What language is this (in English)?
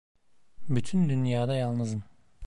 Turkish